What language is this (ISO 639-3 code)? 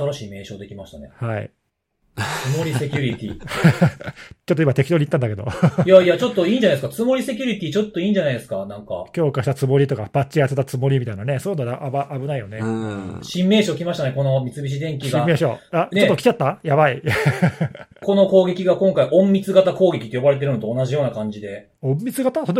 jpn